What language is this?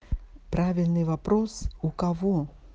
Russian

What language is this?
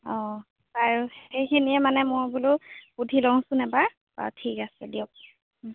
Assamese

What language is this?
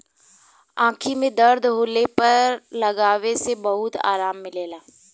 Bhojpuri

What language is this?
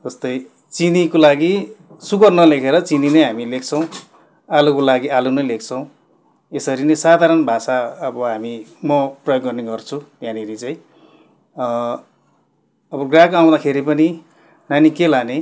Nepali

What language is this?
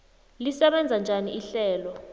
South Ndebele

